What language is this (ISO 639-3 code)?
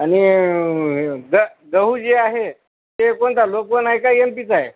mar